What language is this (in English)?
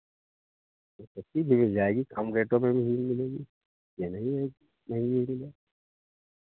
Hindi